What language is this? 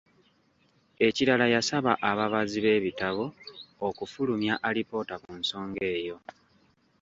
Ganda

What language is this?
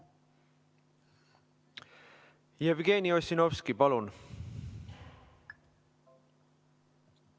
Estonian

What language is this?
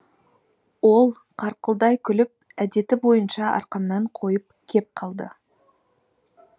Kazakh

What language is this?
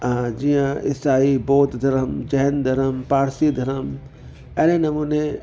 Sindhi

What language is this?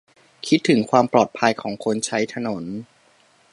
Thai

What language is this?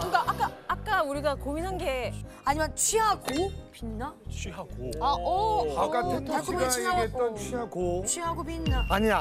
Korean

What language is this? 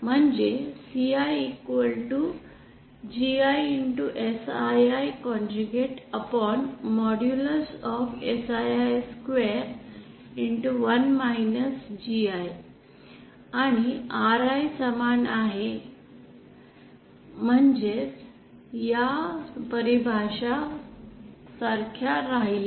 Marathi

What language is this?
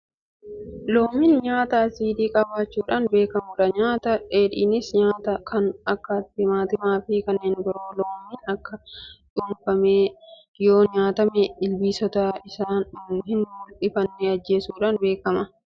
Oromo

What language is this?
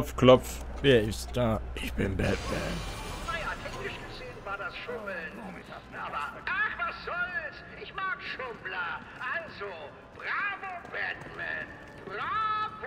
German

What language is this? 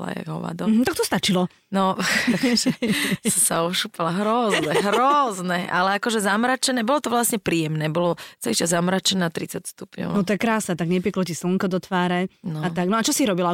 Slovak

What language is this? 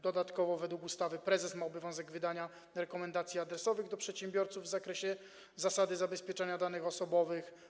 Polish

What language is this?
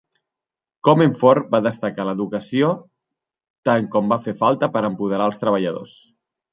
Catalan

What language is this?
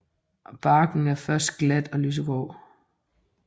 Danish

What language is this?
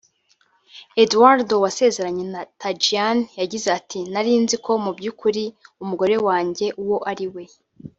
Kinyarwanda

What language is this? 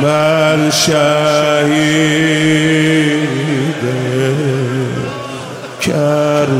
Persian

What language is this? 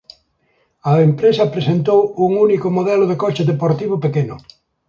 Galician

